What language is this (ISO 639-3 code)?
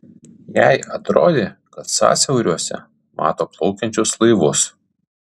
lit